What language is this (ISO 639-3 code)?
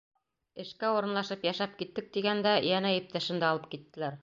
bak